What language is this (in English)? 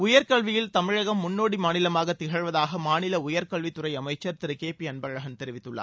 Tamil